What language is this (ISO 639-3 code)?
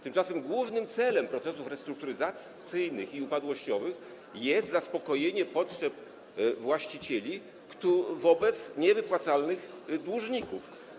pol